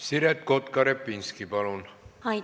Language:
Estonian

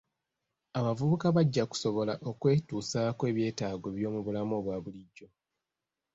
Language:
Ganda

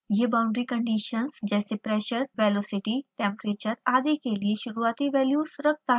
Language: Hindi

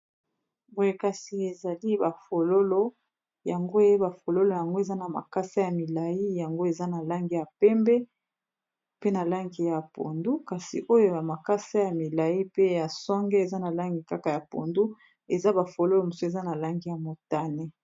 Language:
Lingala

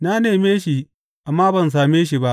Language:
Hausa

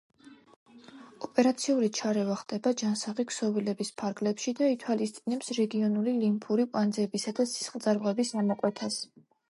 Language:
Georgian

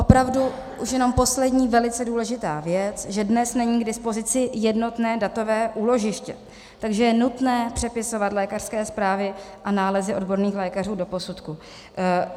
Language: Czech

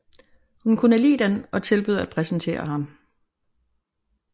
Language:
Danish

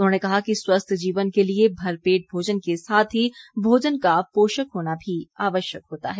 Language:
Hindi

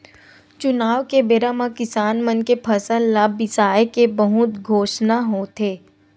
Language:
Chhattisgarhi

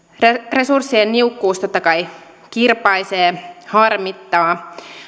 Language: Finnish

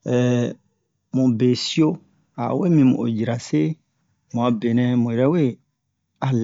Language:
Bomu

